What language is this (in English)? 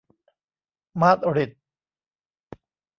Thai